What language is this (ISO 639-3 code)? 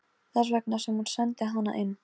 isl